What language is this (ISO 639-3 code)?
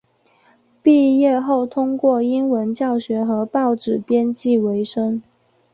zho